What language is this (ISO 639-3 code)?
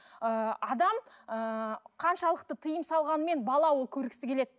kaz